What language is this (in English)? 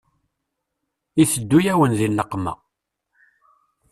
Kabyle